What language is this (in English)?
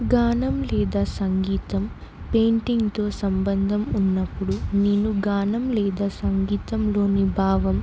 Telugu